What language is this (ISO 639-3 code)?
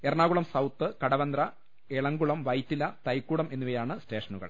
mal